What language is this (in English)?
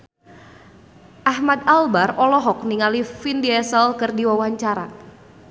Sundanese